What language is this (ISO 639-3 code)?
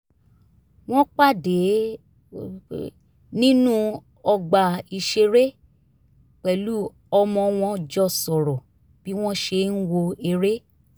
yor